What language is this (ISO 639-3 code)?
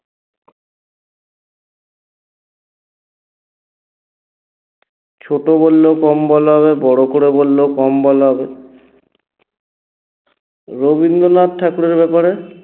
ben